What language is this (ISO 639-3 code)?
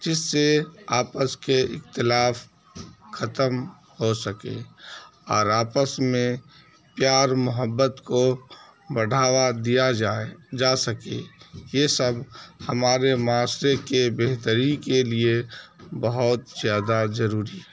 urd